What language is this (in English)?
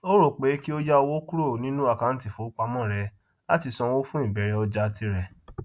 Yoruba